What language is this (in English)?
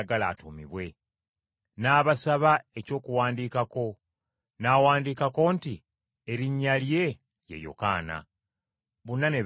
Ganda